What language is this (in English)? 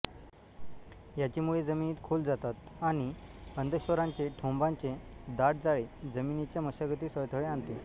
Marathi